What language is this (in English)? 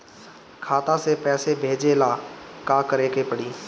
Bhojpuri